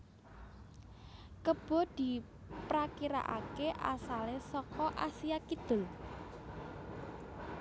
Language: Javanese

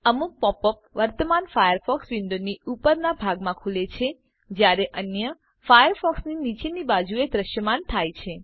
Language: Gujarati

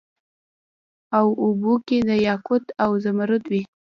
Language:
Pashto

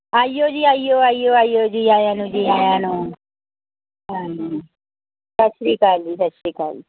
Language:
Punjabi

